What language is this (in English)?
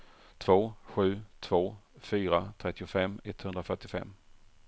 Swedish